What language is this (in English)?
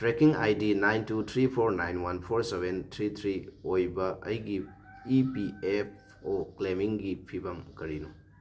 Manipuri